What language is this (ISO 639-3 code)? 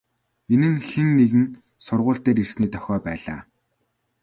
mon